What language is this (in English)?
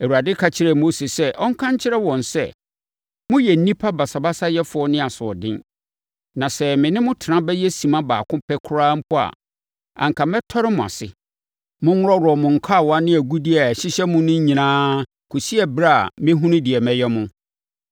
Akan